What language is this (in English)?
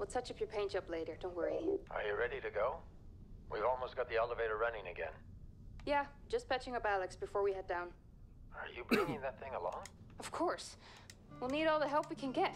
English